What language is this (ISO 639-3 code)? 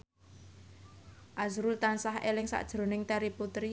jav